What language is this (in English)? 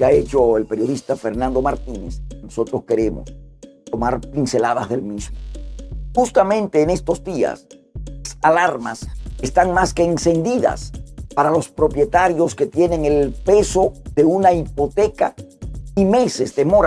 Spanish